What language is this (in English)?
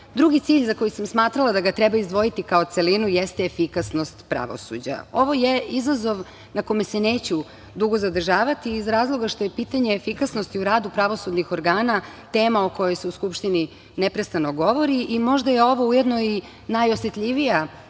Serbian